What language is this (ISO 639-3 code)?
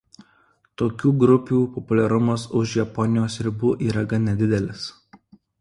lit